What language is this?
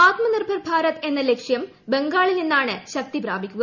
Malayalam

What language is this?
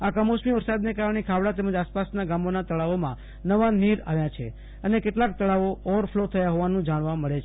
Gujarati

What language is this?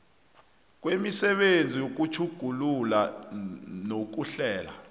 South Ndebele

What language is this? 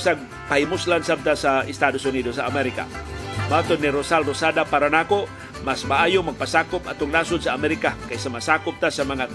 Filipino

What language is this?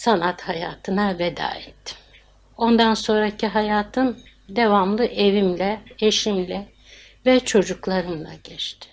Turkish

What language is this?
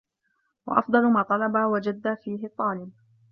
Arabic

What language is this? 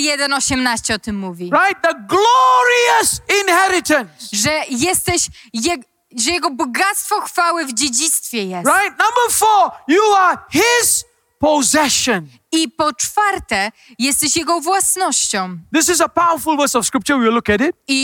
Polish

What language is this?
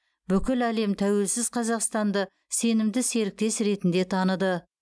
Kazakh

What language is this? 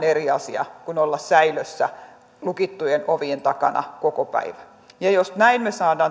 Finnish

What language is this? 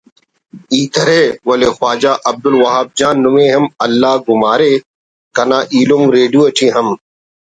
Brahui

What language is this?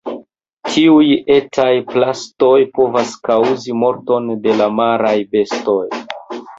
Esperanto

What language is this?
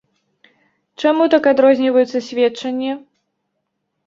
Belarusian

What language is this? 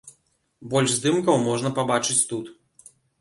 Belarusian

